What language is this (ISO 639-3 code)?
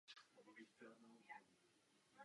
ces